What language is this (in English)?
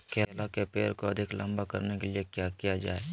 Magahi